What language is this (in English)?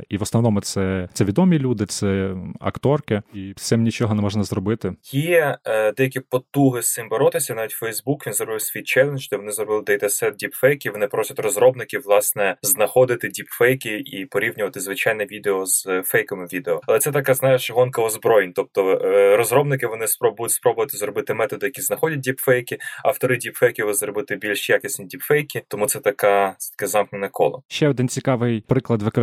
Ukrainian